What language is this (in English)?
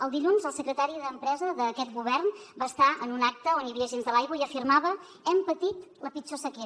Catalan